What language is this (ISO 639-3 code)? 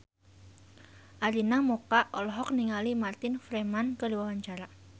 sun